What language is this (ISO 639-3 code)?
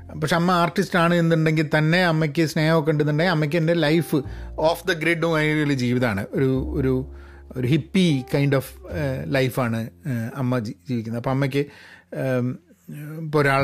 mal